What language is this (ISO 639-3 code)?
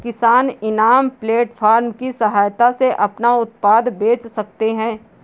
hin